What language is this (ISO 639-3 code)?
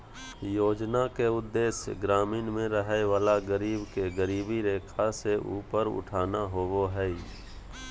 mag